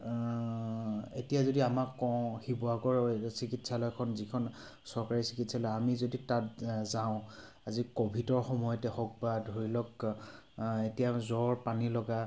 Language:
Assamese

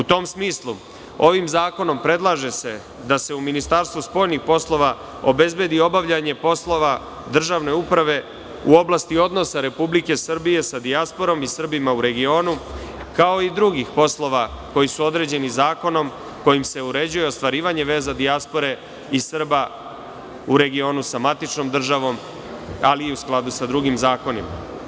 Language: Serbian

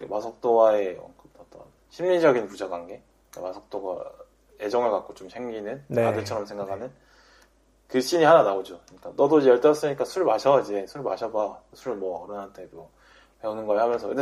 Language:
Korean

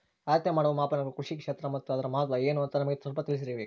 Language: Kannada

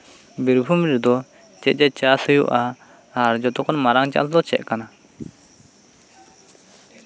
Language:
Santali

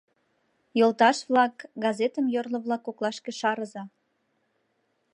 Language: Mari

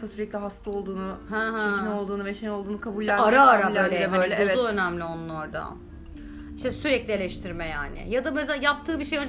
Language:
Turkish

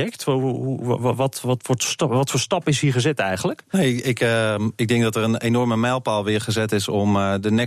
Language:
Dutch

